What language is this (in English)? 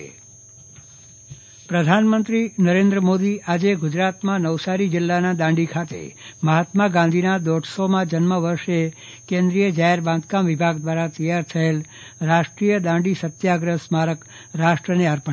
Gujarati